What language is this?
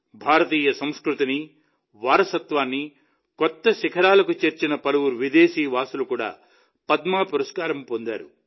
Telugu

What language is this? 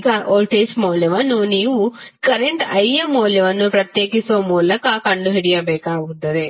Kannada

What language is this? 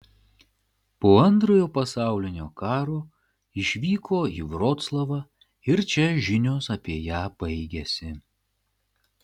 Lithuanian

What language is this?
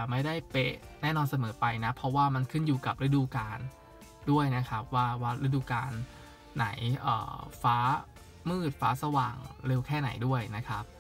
Thai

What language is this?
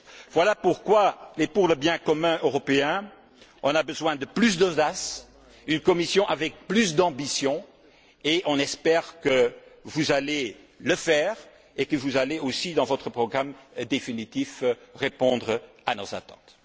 French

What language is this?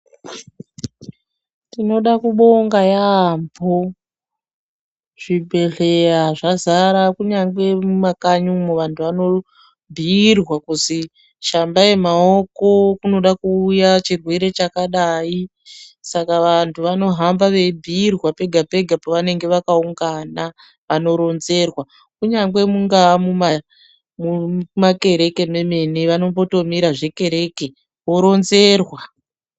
Ndau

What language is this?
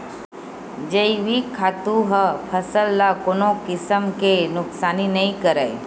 Chhattisgarhi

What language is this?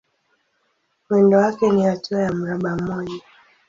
Swahili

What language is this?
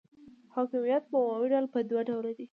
Pashto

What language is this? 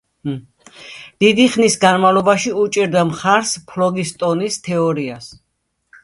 Georgian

